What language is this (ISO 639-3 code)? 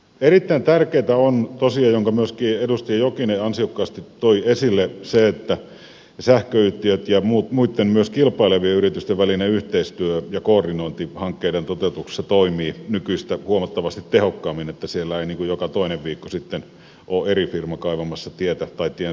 fin